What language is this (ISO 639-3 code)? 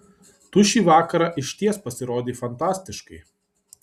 lit